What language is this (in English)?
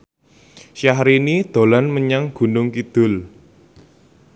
Javanese